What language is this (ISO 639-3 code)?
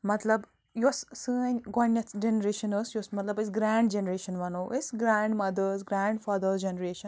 kas